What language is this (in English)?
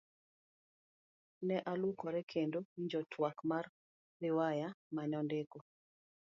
Luo (Kenya and Tanzania)